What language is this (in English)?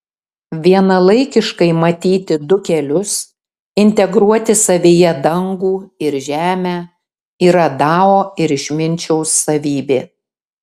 Lithuanian